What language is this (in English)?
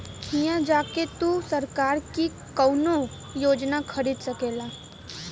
Bhojpuri